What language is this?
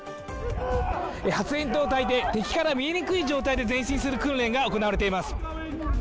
Japanese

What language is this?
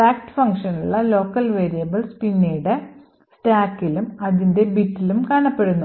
Malayalam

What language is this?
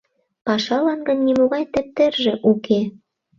Mari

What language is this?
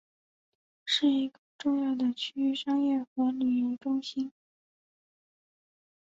Chinese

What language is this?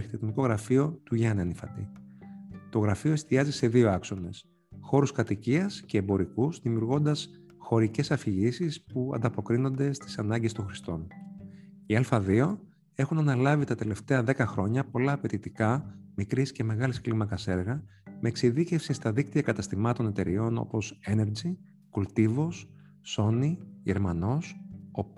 Greek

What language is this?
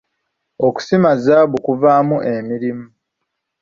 Ganda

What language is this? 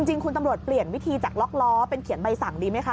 Thai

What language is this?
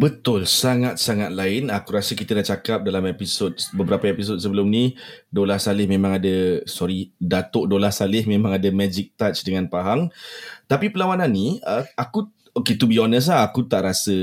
Malay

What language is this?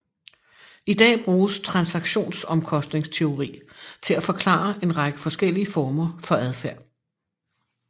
Danish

